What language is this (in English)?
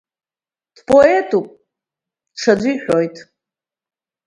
Abkhazian